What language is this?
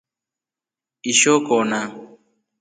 Rombo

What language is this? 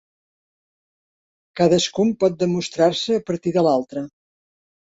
Catalan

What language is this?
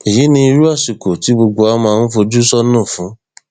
Yoruba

